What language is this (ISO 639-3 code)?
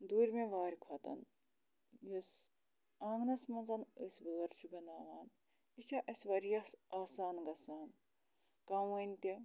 kas